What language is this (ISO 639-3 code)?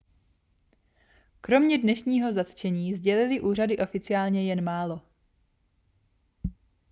ces